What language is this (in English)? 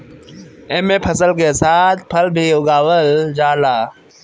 Bhojpuri